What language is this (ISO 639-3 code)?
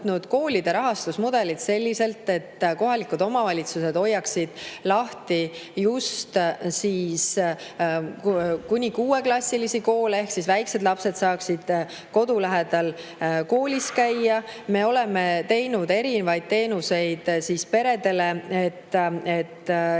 est